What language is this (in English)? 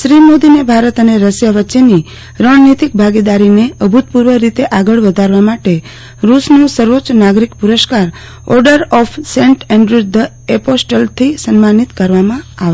Gujarati